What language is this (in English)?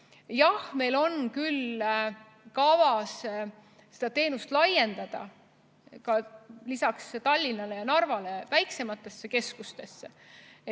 Estonian